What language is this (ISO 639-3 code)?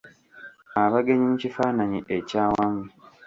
lug